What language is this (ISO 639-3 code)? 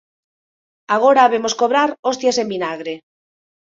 glg